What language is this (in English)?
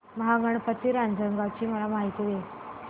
Marathi